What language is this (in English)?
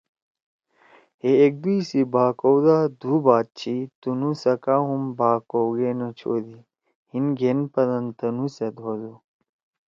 Torwali